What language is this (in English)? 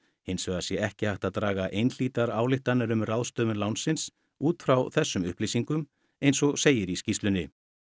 Icelandic